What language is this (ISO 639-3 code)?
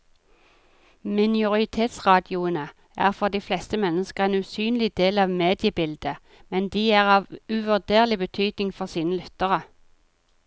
nor